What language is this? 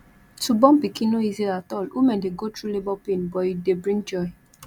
Nigerian Pidgin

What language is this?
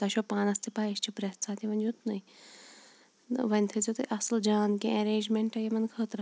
Kashmiri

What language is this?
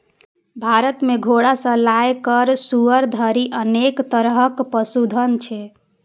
Maithili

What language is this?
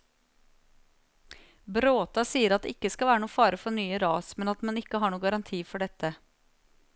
Norwegian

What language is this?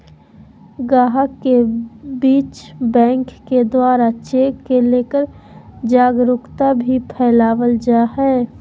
Magahi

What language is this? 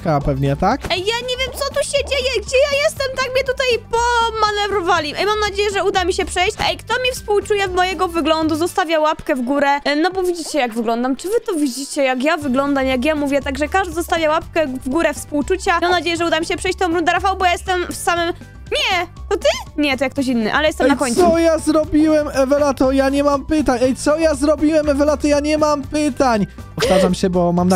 Polish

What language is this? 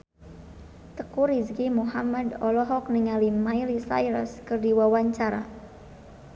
Sundanese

